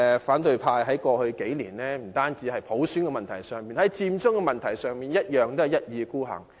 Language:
Cantonese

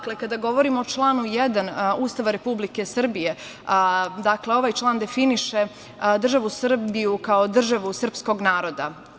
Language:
Serbian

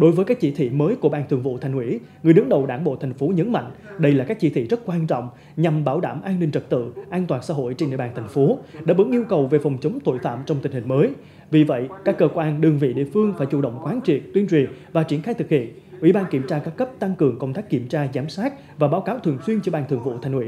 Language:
Vietnamese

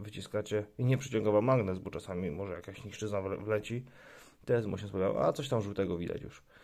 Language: Polish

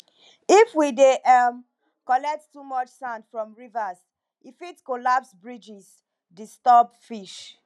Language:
Nigerian Pidgin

